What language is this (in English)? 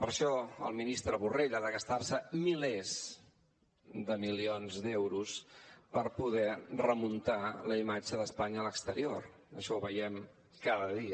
Catalan